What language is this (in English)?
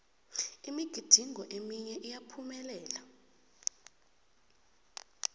South Ndebele